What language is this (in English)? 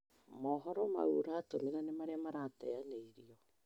Kikuyu